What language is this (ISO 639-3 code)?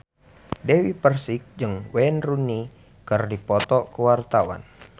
sun